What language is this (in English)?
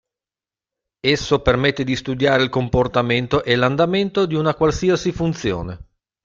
Italian